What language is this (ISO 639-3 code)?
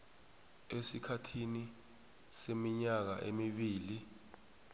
nbl